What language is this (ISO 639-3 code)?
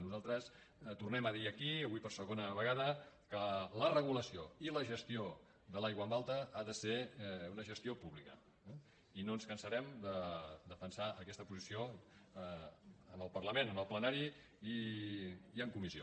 cat